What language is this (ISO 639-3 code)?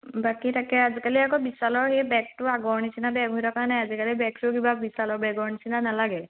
asm